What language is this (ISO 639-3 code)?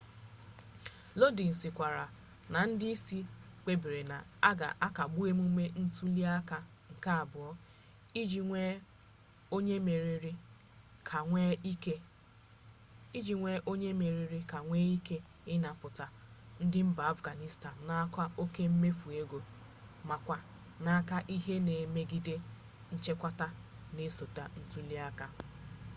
ibo